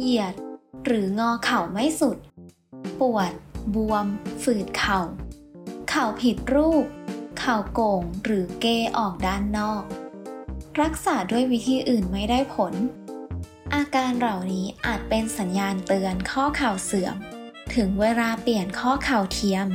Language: Thai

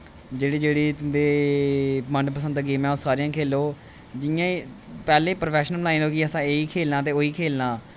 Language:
Dogri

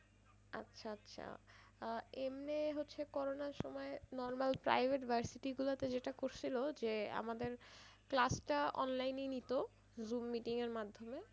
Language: Bangla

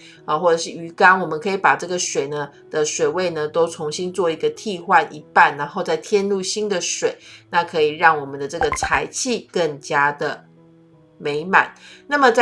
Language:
Chinese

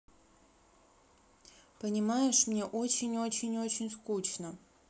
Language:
Russian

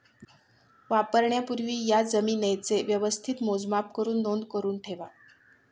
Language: Marathi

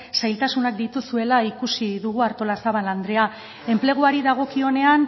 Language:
Basque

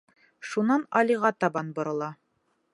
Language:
Bashkir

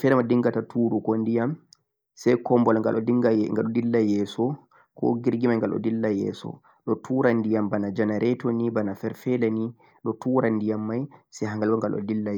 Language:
Central-Eastern Niger Fulfulde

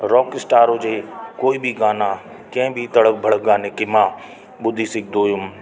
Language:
Sindhi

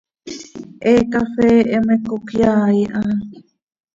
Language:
Seri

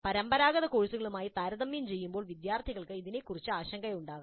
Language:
Malayalam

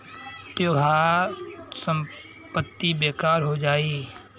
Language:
Bhojpuri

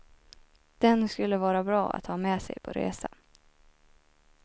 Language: Swedish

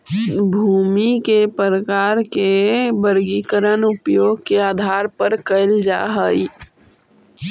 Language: Magahi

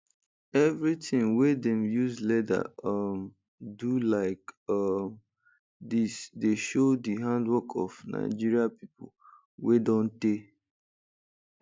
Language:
Nigerian Pidgin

